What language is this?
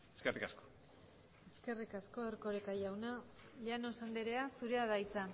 Basque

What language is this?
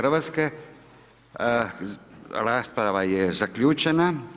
Croatian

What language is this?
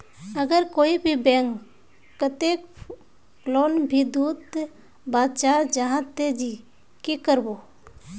Magahi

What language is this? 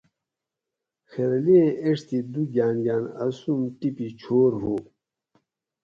Gawri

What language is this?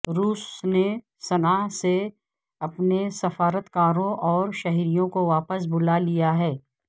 Urdu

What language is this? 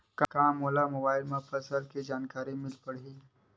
Chhattisgarhi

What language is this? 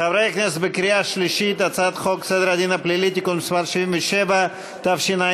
Hebrew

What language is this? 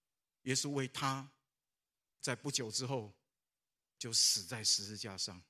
Chinese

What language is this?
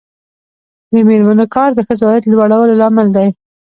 Pashto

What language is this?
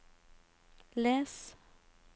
Norwegian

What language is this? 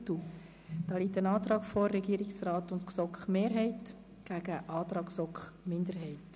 Swiss German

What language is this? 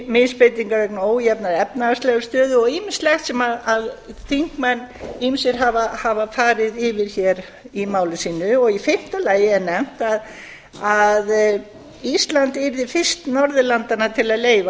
Icelandic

